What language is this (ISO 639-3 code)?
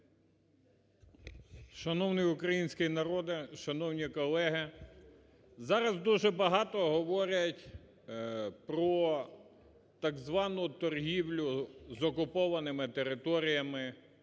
ukr